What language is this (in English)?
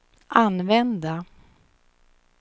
Swedish